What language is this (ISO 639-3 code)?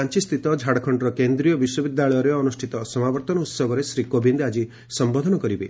ori